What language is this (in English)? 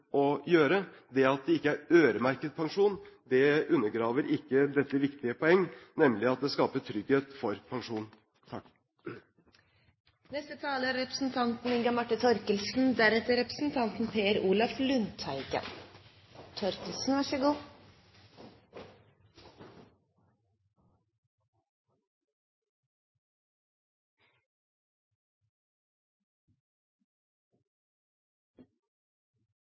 Norwegian Bokmål